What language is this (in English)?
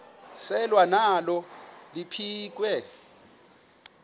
Xhosa